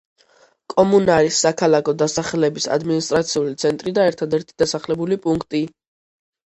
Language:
Georgian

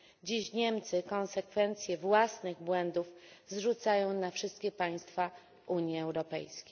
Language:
Polish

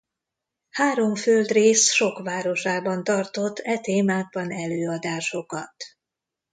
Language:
Hungarian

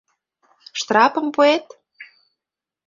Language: Mari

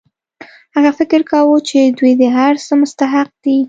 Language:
Pashto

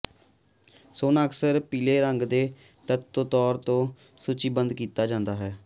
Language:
Punjabi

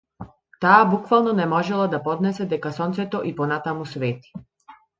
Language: Macedonian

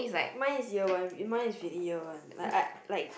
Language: English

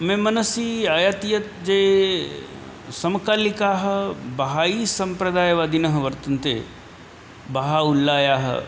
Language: Sanskrit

